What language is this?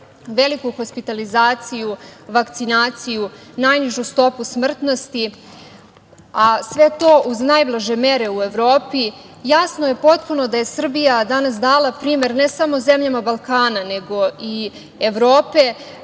Serbian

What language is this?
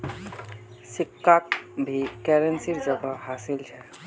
Magahi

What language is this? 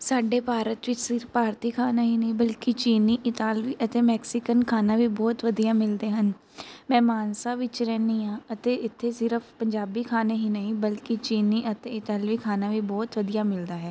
Punjabi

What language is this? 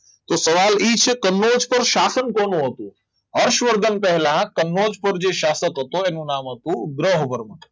Gujarati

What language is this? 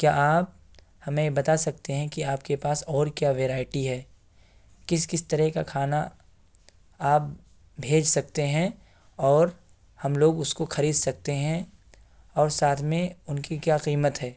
Urdu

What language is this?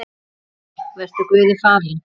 Icelandic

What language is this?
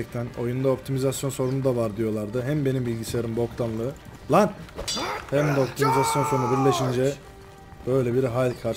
Turkish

